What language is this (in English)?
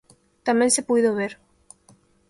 Galician